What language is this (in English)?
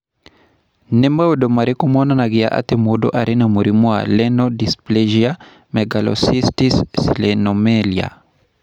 Kikuyu